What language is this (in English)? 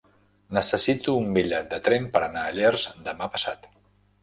Catalan